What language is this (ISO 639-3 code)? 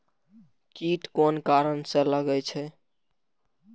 mai